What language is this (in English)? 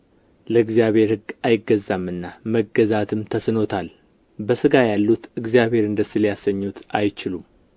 Amharic